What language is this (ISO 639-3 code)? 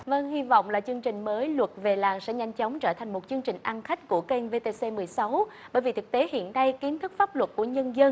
vie